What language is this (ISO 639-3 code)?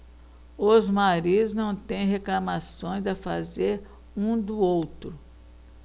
por